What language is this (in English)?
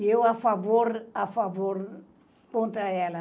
Portuguese